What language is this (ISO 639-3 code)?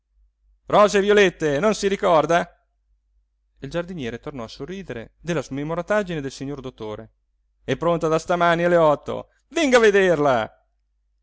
ita